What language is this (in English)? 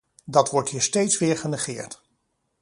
Dutch